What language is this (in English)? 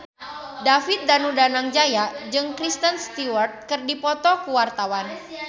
Sundanese